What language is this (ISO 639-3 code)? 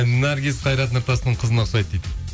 kaz